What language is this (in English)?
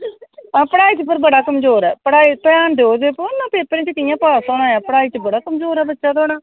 Dogri